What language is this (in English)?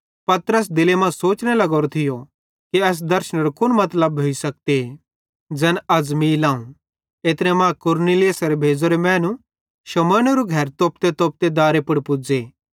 Bhadrawahi